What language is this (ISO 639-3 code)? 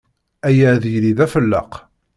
kab